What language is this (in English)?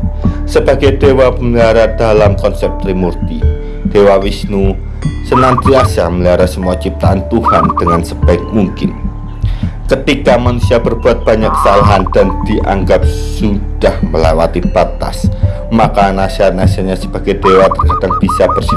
Indonesian